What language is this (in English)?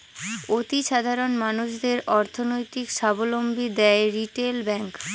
Bangla